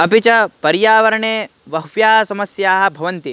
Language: Sanskrit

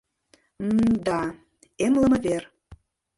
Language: Mari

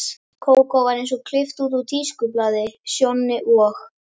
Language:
Icelandic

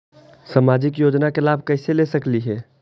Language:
Magahi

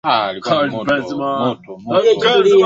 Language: Swahili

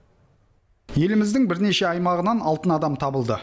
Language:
Kazakh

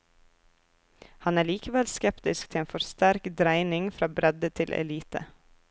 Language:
Norwegian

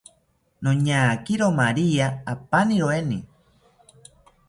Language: South Ucayali Ashéninka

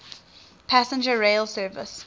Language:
English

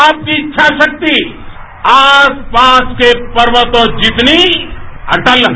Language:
Hindi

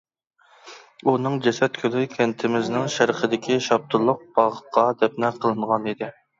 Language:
Uyghur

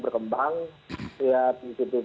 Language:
Indonesian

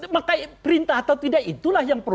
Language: Indonesian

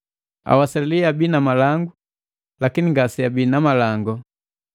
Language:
Matengo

